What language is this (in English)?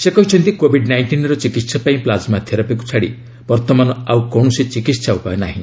Odia